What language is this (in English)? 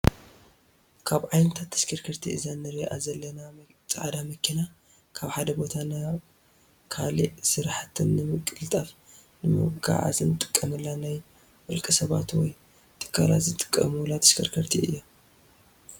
Tigrinya